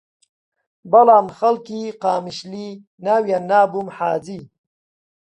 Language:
Central Kurdish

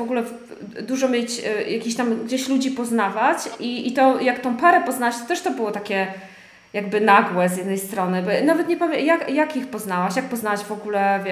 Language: Polish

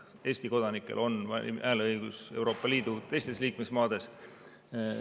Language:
Estonian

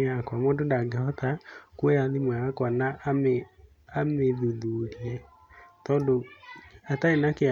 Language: Kikuyu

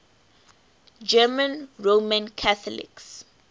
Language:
English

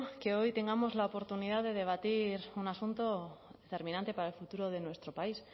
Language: Spanish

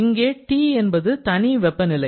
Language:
Tamil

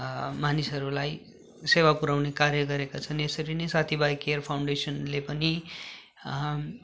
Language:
Nepali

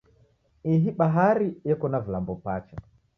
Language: Taita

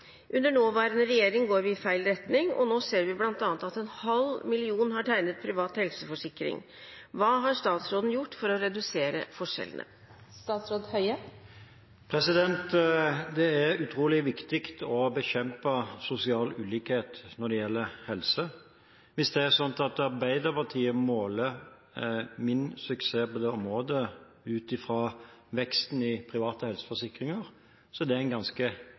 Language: Norwegian Bokmål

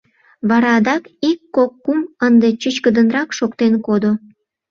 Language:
Mari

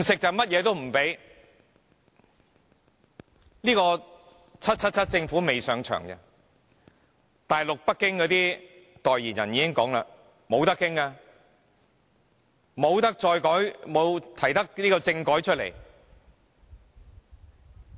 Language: Cantonese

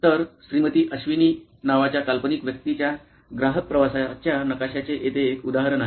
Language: Marathi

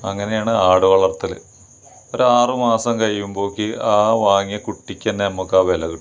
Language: Malayalam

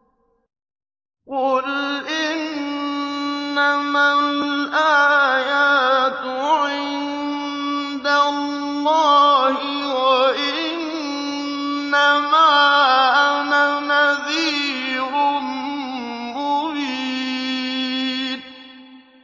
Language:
Arabic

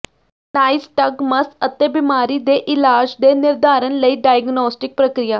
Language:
Punjabi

